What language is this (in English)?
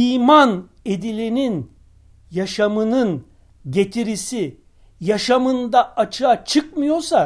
Turkish